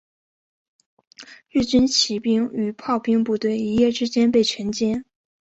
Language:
Chinese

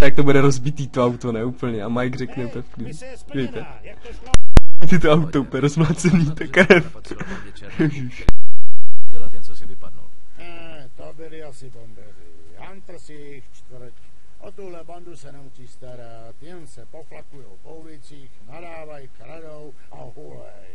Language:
Czech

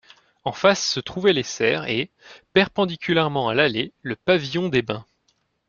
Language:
French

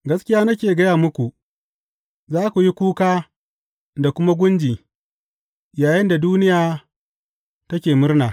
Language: Hausa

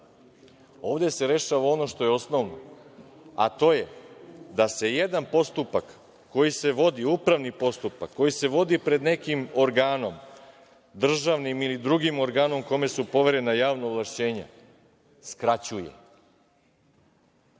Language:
Serbian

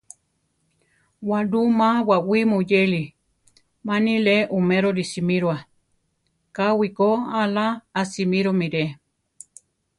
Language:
Central Tarahumara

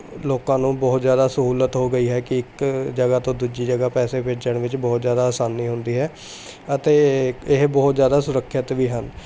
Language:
Punjabi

